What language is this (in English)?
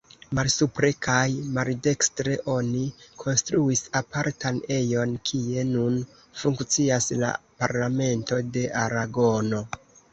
Esperanto